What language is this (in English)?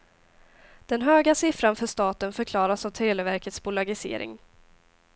Swedish